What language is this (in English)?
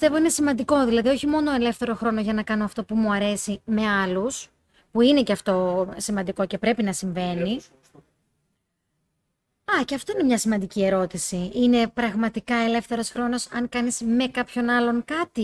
Greek